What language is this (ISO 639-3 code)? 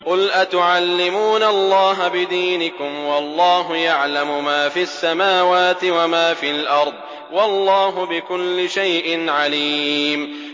ara